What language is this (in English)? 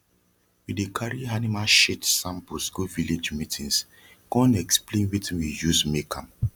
Nigerian Pidgin